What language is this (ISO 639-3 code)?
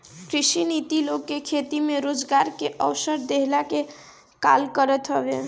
bho